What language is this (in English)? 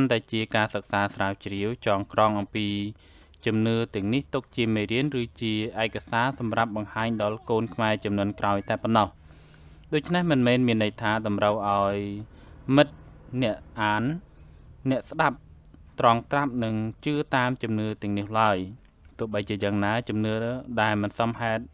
Thai